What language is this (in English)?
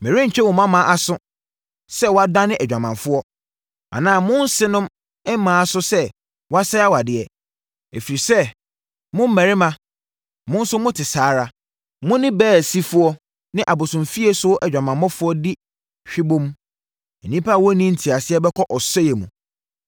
Akan